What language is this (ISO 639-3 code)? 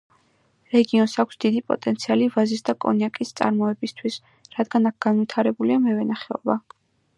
kat